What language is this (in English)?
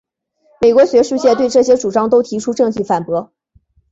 Chinese